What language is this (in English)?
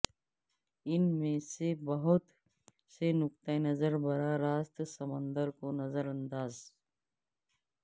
Urdu